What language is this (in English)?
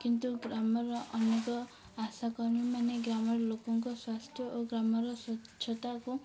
Odia